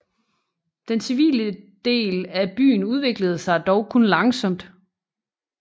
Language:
Danish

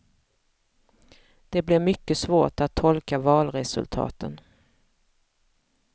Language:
Swedish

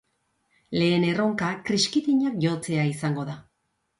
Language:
Basque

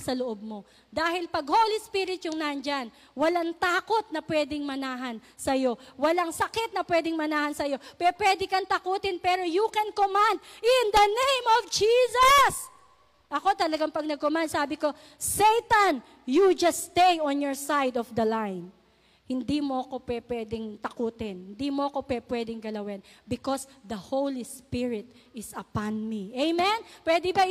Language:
Filipino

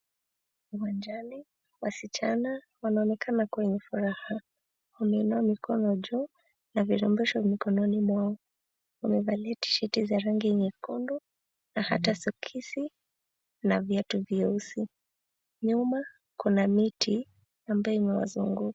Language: Swahili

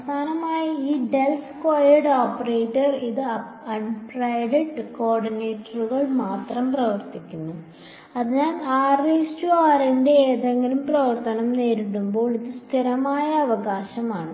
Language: Malayalam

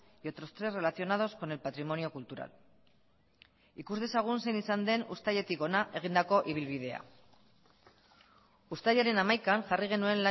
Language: Basque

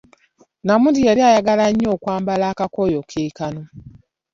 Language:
Ganda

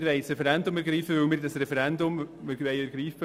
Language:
Swiss German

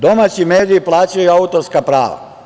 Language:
Serbian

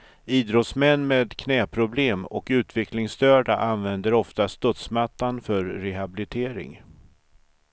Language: Swedish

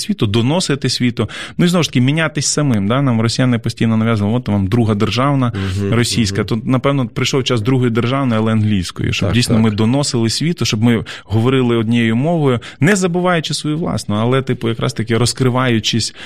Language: Ukrainian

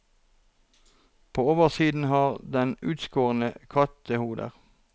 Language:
Norwegian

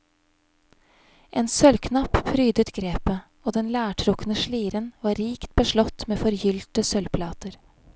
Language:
Norwegian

